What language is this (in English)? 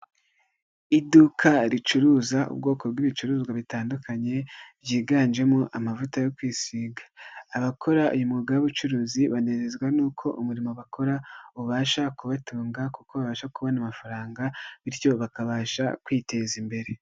Kinyarwanda